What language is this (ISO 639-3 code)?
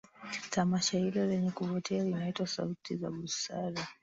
swa